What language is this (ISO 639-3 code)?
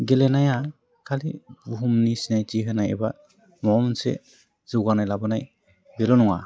brx